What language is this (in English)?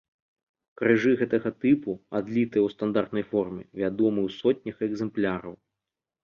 Belarusian